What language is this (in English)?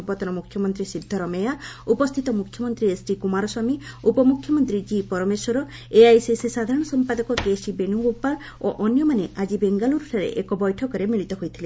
Odia